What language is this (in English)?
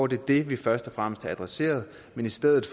Danish